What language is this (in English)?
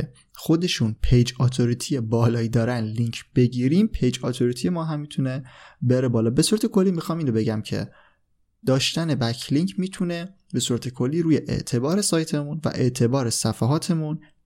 Persian